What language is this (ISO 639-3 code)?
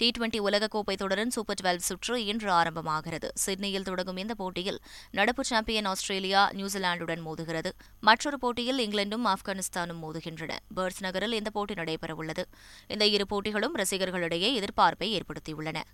tam